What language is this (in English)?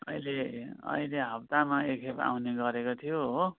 Nepali